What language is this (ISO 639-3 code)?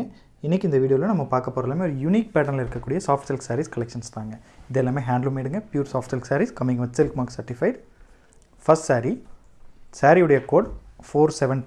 tam